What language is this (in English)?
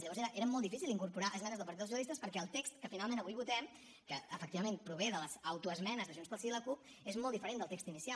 Catalan